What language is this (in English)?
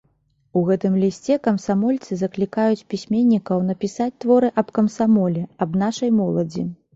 Belarusian